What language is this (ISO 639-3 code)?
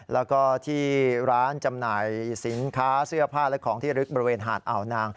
tha